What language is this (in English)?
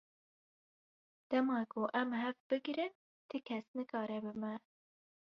Kurdish